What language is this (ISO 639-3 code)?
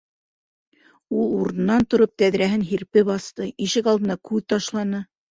bak